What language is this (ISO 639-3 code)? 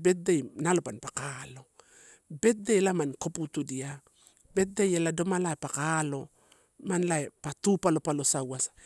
ttu